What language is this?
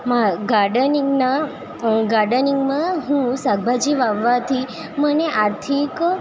Gujarati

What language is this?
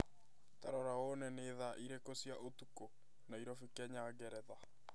Kikuyu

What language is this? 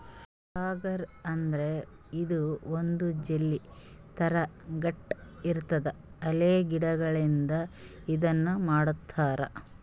Kannada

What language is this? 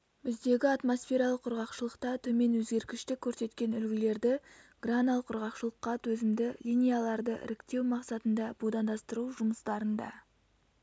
Kazakh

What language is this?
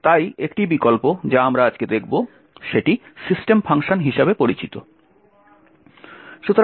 Bangla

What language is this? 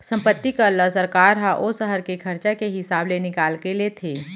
Chhattisgarhi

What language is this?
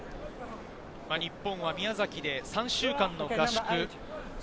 Japanese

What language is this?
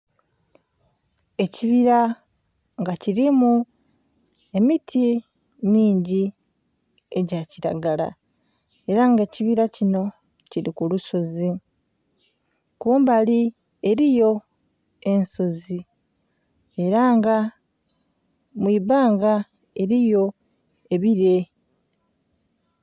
Soga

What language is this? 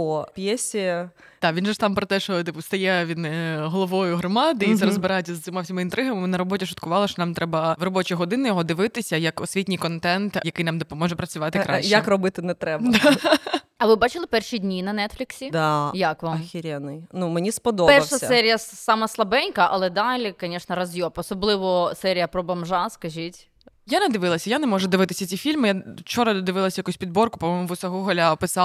Ukrainian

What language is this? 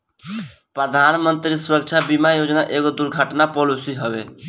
Bhojpuri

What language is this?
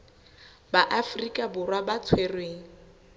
Southern Sotho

